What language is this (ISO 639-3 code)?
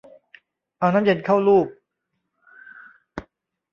tha